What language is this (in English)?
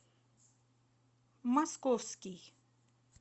Russian